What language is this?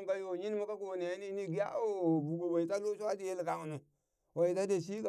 Burak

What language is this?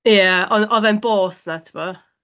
Welsh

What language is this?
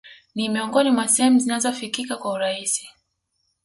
Swahili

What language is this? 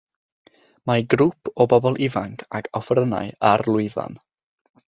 Welsh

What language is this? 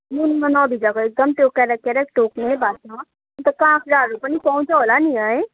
Nepali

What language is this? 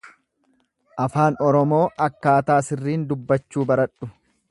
Oromo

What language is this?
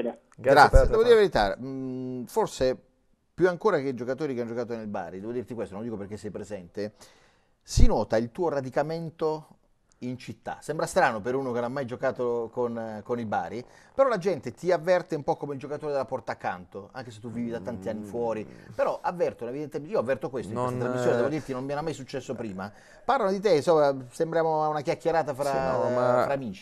Italian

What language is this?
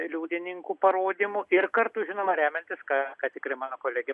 Lithuanian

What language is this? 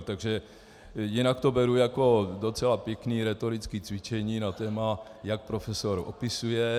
Czech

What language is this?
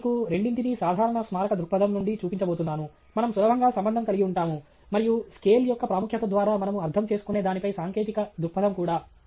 Telugu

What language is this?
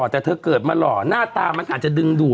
Thai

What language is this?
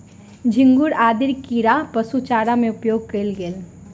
Maithili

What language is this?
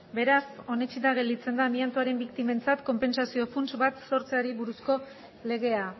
Basque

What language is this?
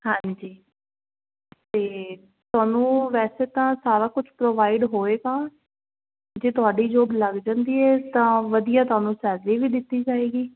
Punjabi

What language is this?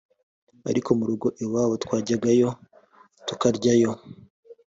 Kinyarwanda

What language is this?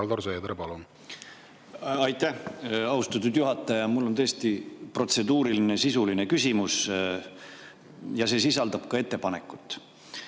Estonian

